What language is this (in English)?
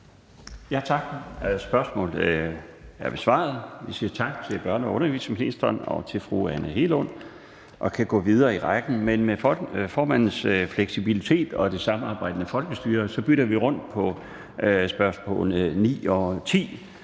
Danish